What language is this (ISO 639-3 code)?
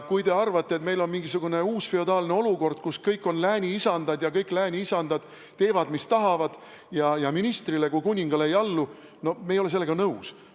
est